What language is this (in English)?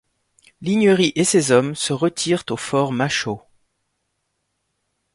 French